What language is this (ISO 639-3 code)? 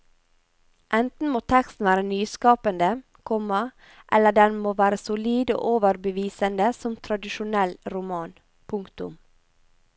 nor